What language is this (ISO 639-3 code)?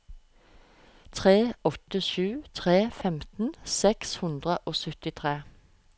nor